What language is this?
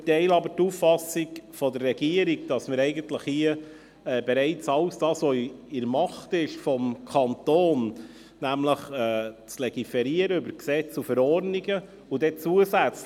Swiss German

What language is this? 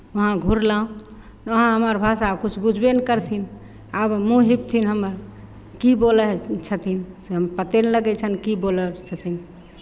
Maithili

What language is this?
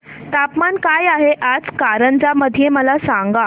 Marathi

